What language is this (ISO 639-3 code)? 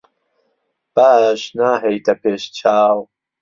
ckb